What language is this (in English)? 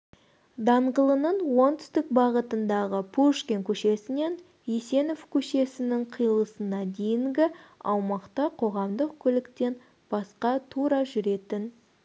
Kazakh